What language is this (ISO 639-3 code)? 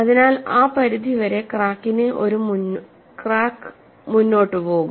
mal